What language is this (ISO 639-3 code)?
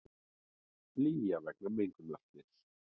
isl